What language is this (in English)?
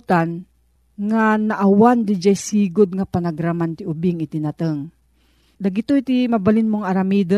Filipino